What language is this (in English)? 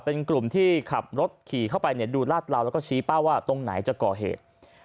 Thai